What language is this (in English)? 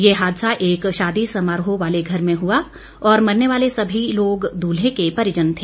Hindi